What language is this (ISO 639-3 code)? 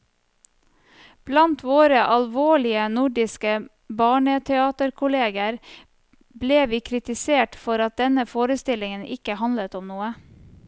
nor